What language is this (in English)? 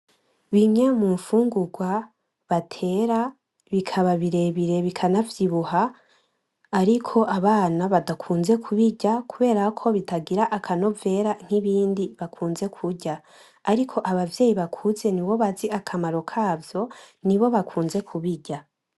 Rundi